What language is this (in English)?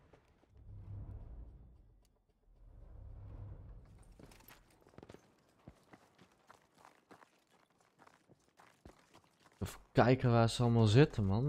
Dutch